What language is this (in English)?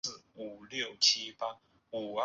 Chinese